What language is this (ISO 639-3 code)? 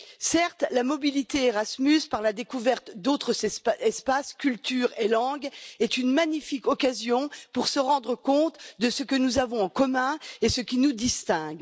fra